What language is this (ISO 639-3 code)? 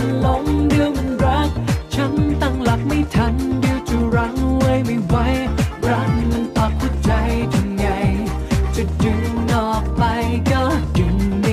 tha